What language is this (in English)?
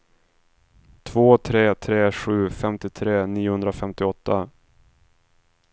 Swedish